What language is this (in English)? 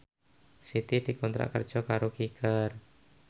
Javanese